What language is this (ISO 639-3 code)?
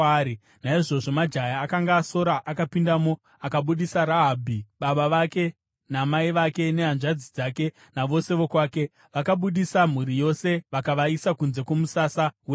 sna